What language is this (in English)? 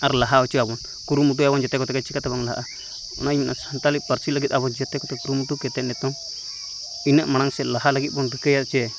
Santali